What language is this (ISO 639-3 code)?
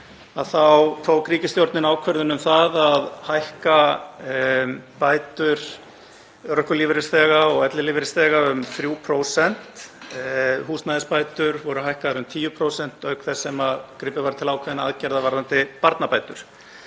isl